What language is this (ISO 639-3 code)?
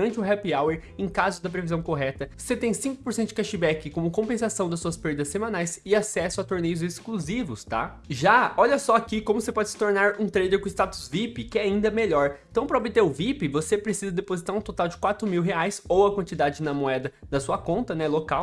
por